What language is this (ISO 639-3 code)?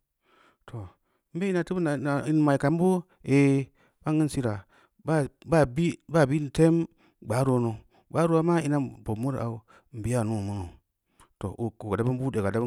ndi